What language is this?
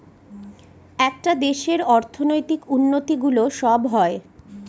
Bangla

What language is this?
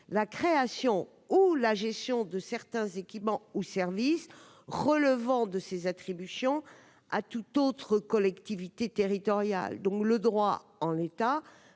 French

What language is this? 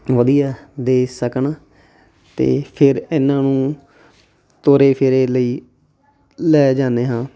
Punjabi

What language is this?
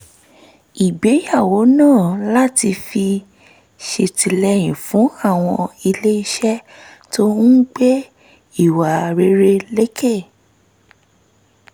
Yoruba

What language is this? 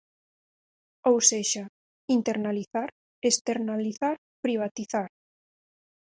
Galician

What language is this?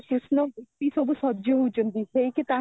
Odia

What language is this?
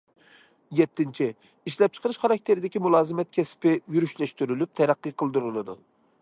Uyghur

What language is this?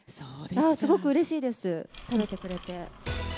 Japanese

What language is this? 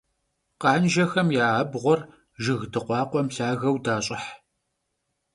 Kabardian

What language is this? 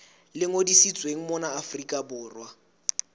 Southern Sotho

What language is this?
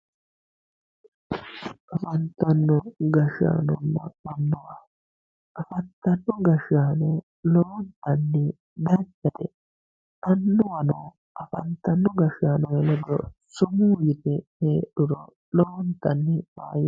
Sidamo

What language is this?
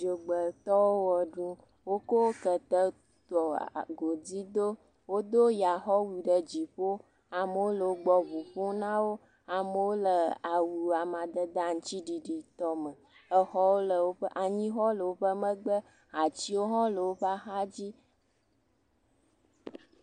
Ewe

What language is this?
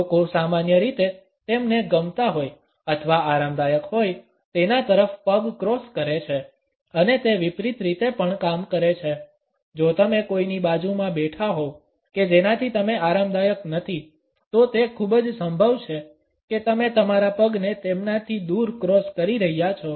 Gujarati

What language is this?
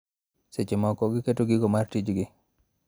Luo (Kenya and Tanzania)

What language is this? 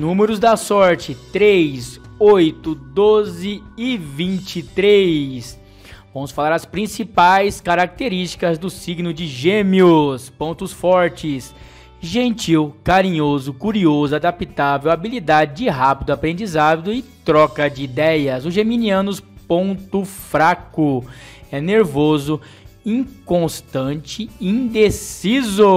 Portuguese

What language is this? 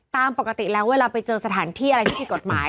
Thai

